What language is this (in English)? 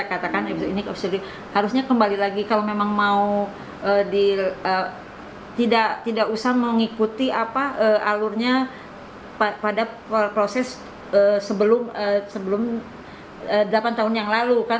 Indonesian